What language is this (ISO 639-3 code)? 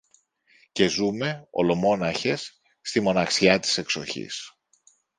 ell